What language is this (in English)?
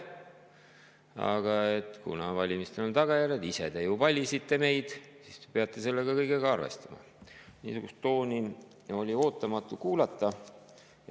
Estonian